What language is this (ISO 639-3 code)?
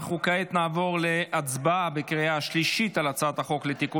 heb